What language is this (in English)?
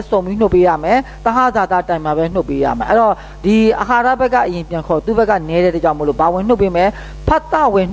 Korean